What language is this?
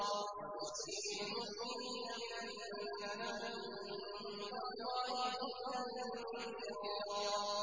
Arabic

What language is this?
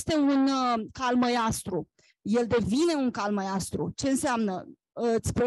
Romanian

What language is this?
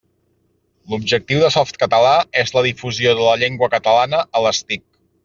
Catalan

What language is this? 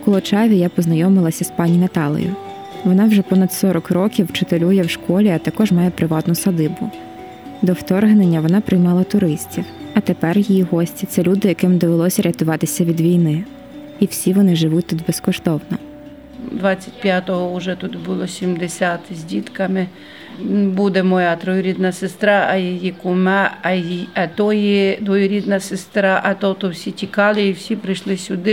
Ukrainian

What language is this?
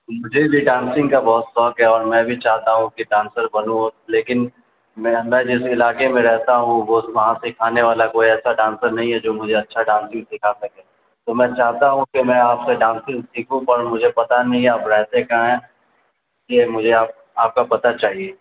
Urdu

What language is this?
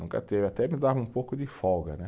Portuguese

